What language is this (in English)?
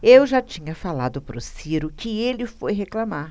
Portuguese